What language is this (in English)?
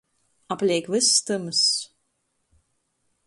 Latgalian